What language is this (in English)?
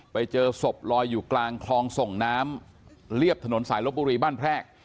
Thai